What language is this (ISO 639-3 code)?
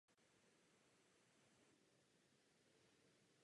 ces